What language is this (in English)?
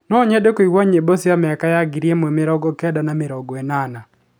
Kikuyu